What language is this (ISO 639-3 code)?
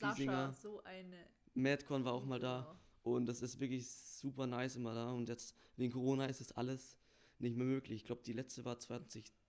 deu